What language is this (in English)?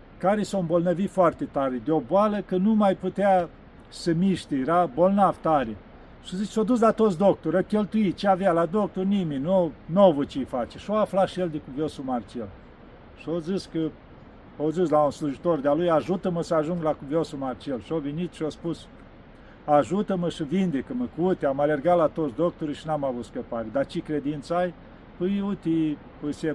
Romanian